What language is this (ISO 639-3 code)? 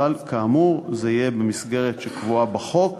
heb